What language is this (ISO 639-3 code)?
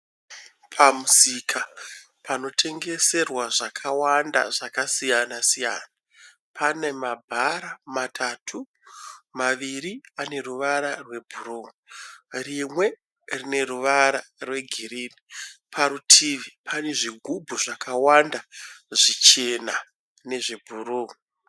sna